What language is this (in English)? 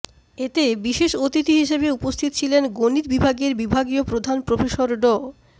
Bangla